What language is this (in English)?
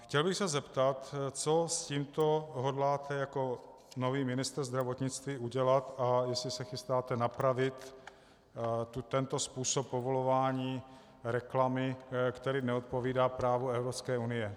Czech